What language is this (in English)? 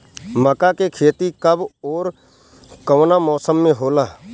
Bhojpuri